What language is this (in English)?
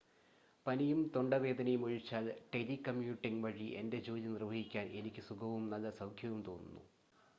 Malayalam